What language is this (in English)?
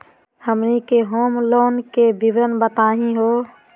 Magahi